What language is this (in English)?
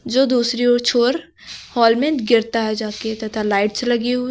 Hindi